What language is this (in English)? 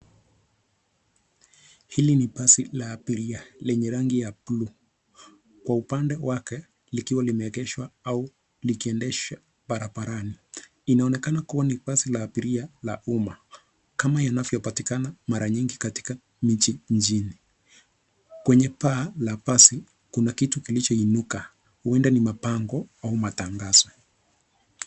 Swahili